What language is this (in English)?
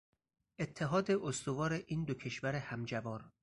Persian